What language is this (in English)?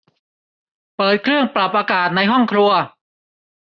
Thai